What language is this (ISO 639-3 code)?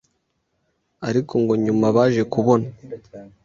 kin